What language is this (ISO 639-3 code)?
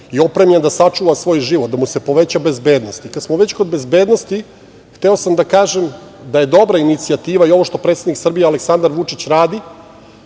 srp